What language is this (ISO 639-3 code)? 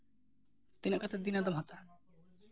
sat